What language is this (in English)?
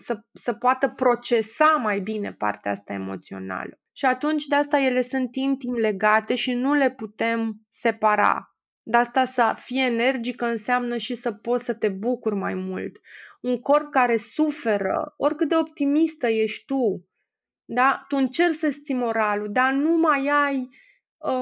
Romanian